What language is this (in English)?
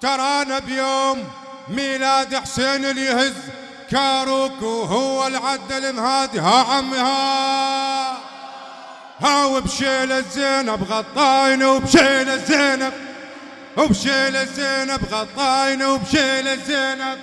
Arabic